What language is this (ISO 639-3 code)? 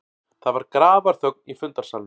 isl